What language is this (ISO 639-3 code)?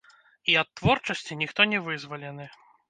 bel